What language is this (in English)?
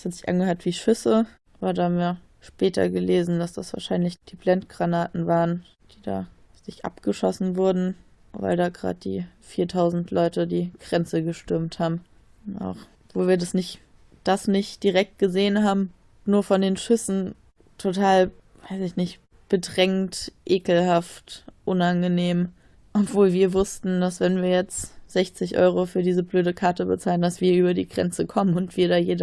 German